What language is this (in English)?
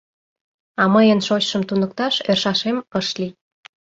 Mari